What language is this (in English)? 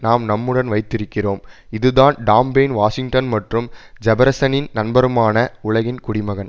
Tamil